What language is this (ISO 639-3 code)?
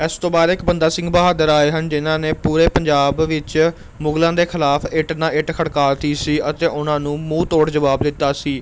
pan